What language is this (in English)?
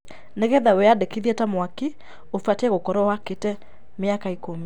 Kikuyu